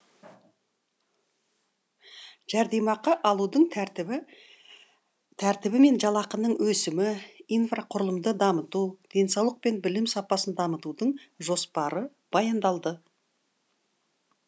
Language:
Kazakh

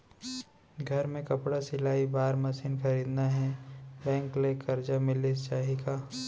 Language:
Chhattisgarhi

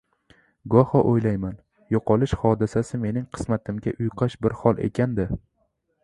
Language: Uzbek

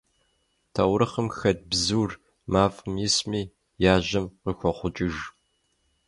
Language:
Kabardian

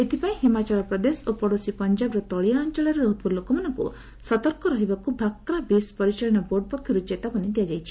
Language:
Odia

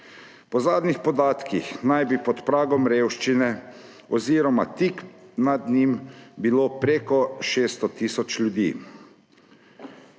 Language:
Slovenian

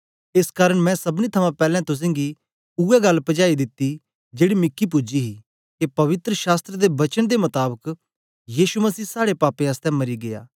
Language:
Dogri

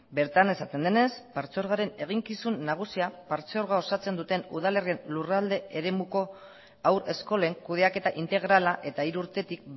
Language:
Basque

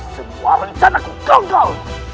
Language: Indonesian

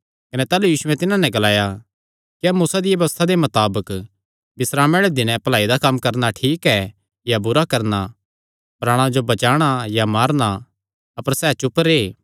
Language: Kangri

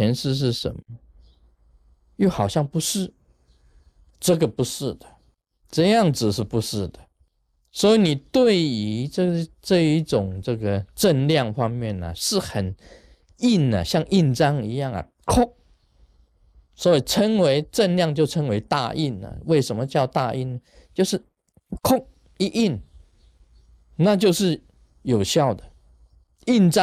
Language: Chinese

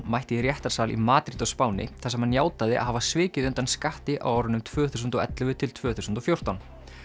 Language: Icelandic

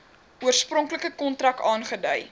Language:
Afrikaans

